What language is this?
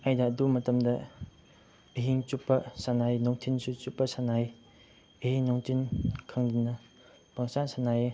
Manipuri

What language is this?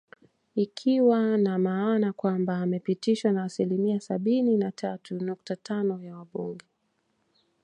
Swahili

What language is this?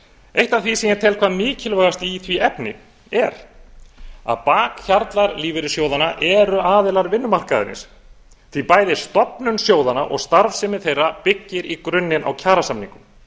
Icelandic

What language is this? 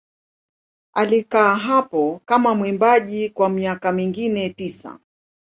Swahili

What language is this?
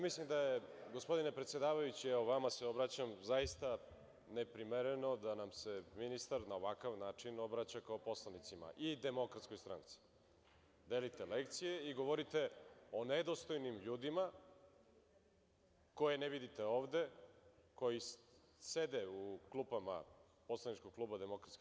Serbian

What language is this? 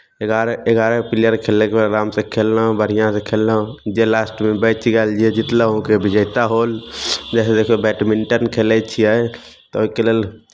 Maithili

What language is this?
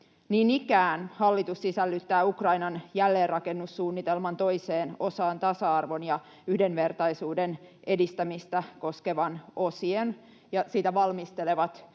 Finnish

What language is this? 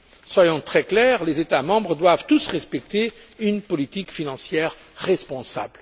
French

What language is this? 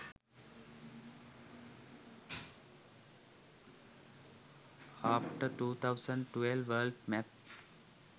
Sinhala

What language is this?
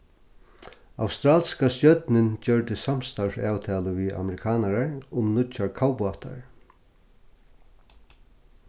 Faroese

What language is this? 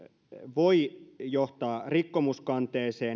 Finnish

